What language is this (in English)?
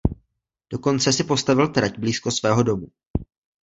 Czech